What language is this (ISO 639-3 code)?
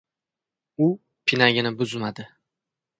uzb